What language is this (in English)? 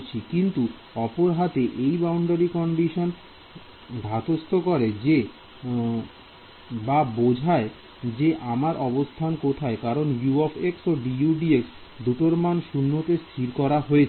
Bangla